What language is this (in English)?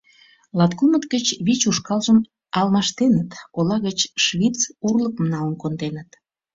Mari